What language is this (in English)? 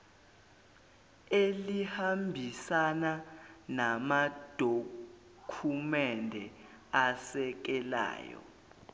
Zulu